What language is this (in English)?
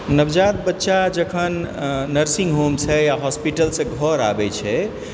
Maithili